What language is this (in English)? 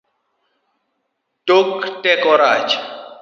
Luo (Kenya and Tanzania)